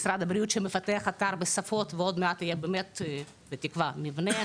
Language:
Hebrew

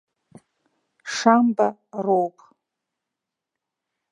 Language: Abkhazian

